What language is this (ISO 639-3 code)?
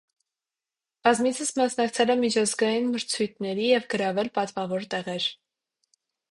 hye